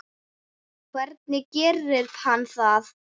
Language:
Icelandic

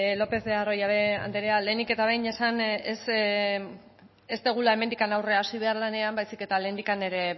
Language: Basque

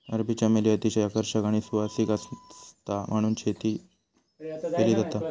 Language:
Marathi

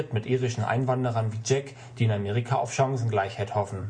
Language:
German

